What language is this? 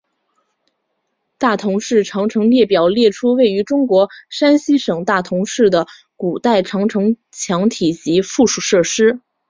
Chinese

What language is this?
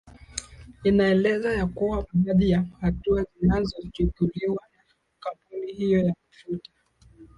Swahili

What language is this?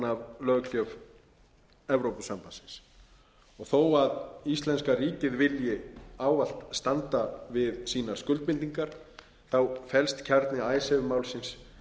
Icelandic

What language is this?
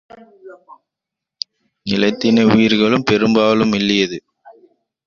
Tamil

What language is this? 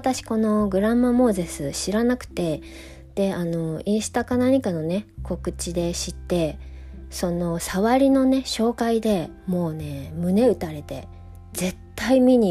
Japanese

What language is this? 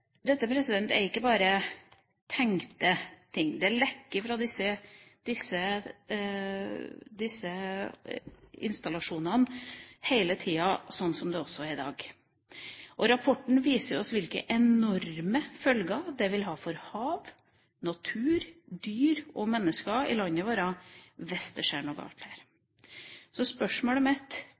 Norwegian Bokmål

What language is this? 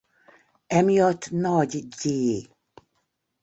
Hungarian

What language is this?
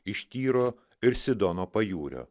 Lithuanian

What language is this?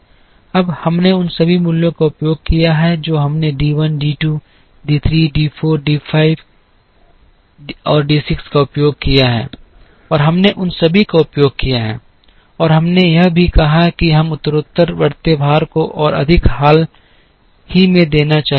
Hindi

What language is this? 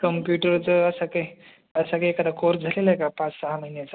Marathi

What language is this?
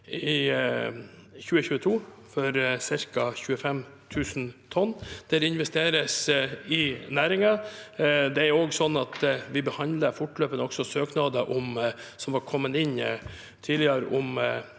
Norwegian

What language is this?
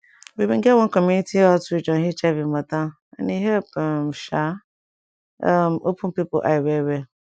Nigerian Pidgin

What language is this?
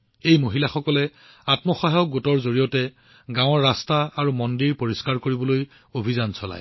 Assamese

